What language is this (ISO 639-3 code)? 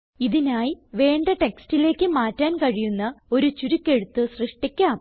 mal